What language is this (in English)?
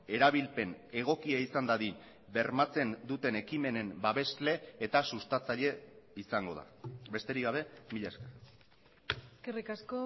Basque